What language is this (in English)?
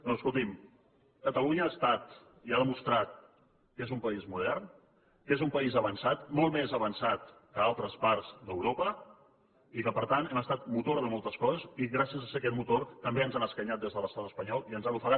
Catalan